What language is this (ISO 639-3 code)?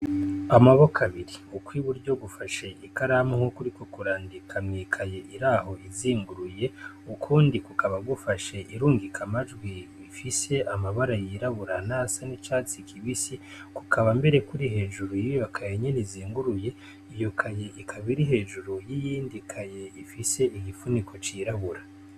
run